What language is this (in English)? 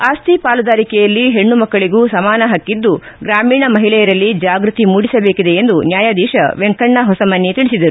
Kannada